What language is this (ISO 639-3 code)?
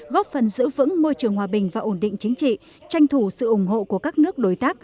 vie